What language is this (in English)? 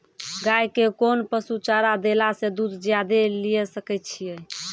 Maithili